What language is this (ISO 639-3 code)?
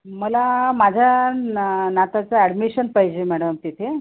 mar